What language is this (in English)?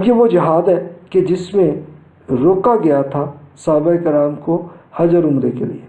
Urdu